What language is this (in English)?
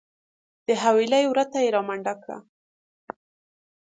Pashto